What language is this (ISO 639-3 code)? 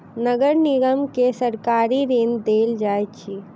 mai